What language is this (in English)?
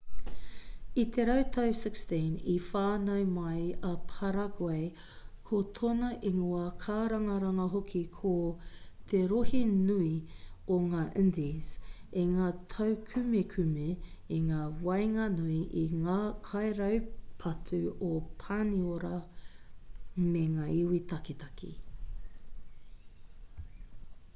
Māori